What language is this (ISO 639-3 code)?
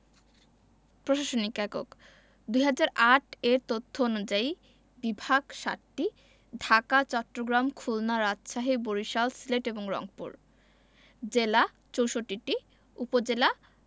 ben